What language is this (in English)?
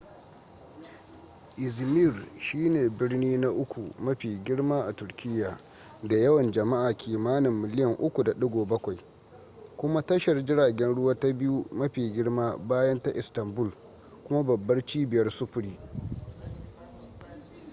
Hausa